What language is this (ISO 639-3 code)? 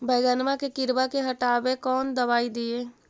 mag